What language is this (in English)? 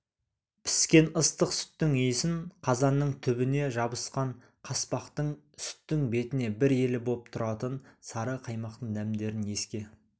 Kazakh